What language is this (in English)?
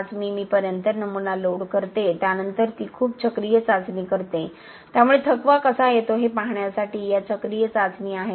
Marathi